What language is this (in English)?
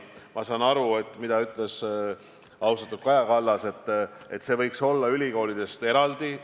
Estonian